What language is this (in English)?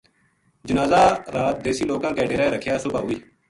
Gujari